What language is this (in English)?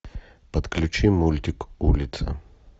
Russian